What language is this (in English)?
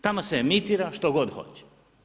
Croatian